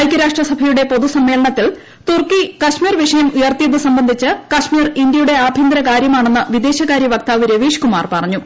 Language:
Malayalam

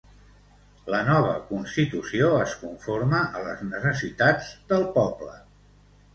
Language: Catalan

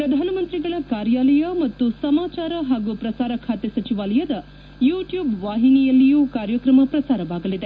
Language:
Kannada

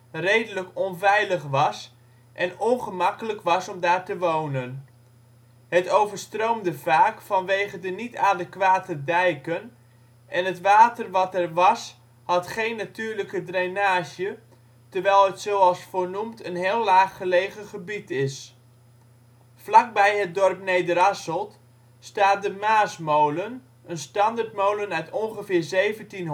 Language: Dutch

